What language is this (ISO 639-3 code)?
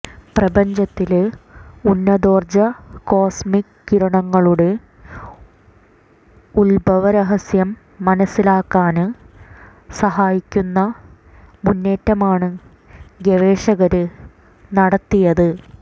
mal